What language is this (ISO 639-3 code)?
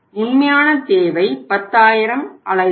tam